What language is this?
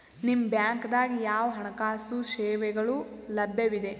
Kannada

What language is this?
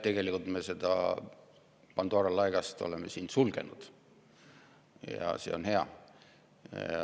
Estonian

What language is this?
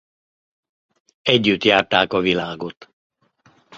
Hungarian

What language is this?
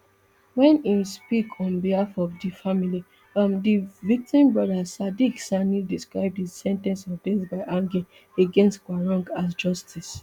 Nigerian Pidgin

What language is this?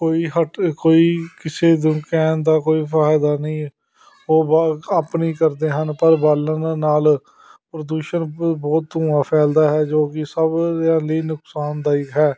Punjabi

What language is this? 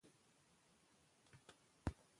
Pashto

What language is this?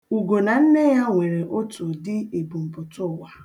Igbo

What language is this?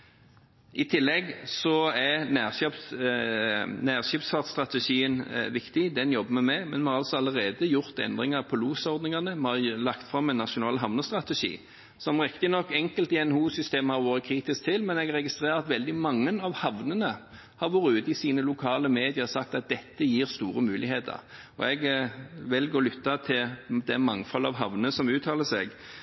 Norwegian Bokmål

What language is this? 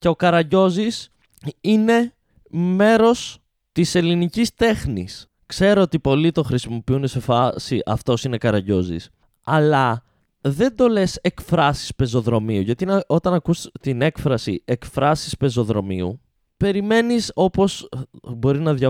Greek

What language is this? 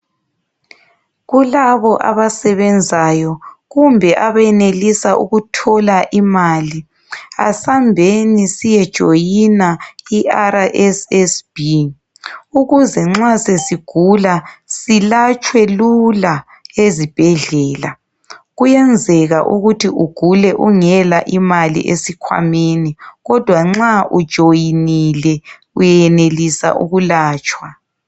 North Ndebele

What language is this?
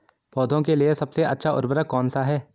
Hindi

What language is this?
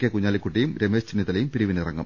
Malayalam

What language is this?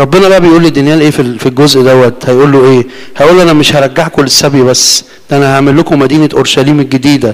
Arabic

